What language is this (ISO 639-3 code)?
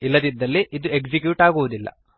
kan